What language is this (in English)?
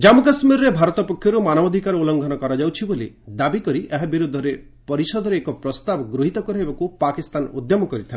Odia